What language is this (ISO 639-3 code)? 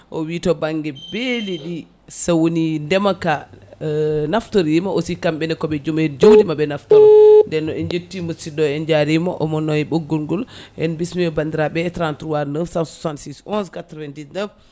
ful